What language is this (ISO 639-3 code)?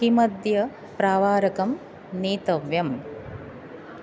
san